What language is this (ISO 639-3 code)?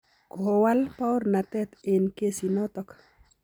kln